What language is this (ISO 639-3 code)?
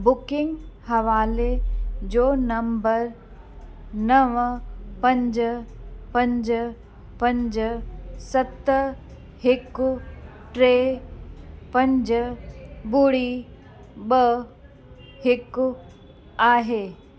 snd